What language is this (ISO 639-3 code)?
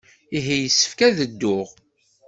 kab